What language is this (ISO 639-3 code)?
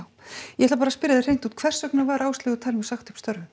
isl